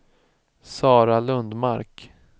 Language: Swedish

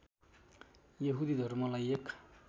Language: Nepali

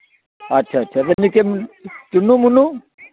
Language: Dogri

